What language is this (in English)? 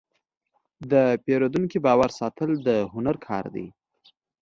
Pashto